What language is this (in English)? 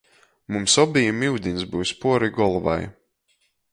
Latgalian